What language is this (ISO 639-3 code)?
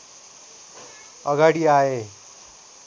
nep